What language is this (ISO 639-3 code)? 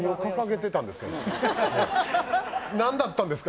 jpn